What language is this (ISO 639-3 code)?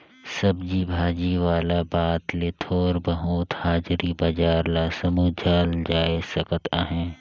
hne